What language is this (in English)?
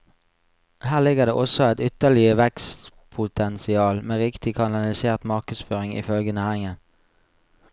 Norwegian